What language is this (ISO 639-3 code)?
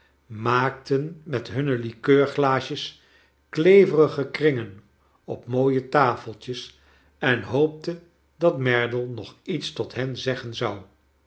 nld